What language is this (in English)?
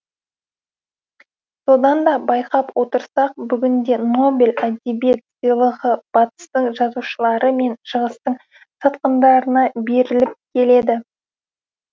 Kazakh